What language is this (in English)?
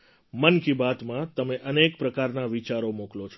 Gujarati